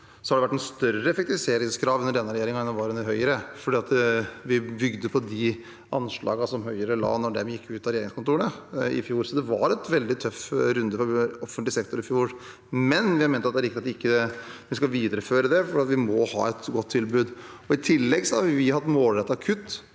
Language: Norwegian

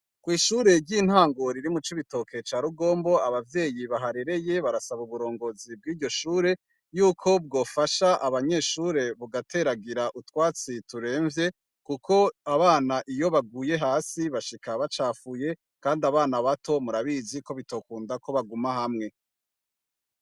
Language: Rundi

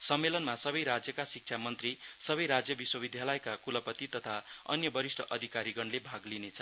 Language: Nepali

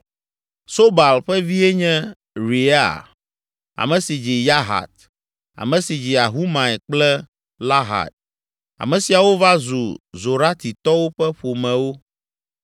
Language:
Ewe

